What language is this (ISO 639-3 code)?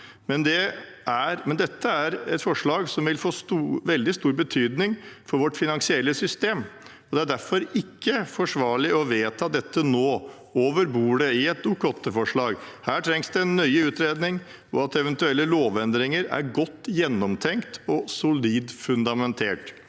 nor